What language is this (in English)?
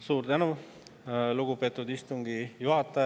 Estonian